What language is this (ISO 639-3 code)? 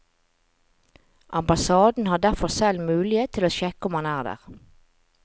nor